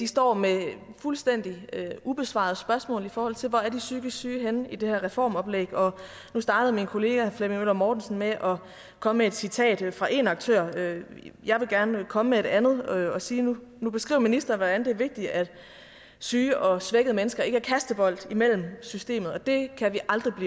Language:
Danish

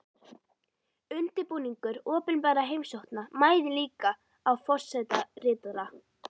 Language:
Icelandic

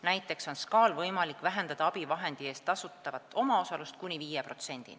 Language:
Estonian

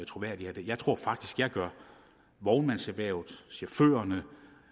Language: Danish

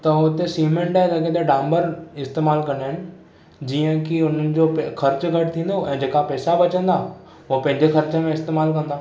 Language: Sindhi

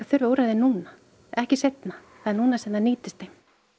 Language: Icelandic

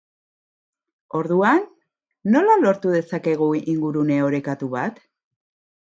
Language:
Basque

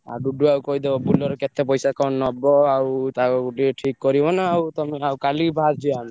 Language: Odia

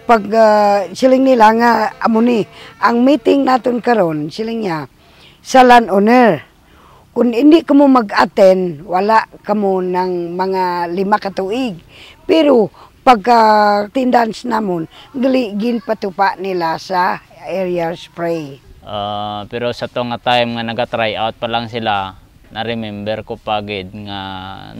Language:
Filipino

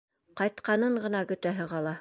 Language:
Bashkir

